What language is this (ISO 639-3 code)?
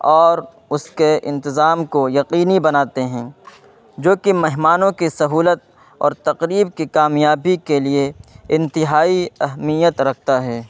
urd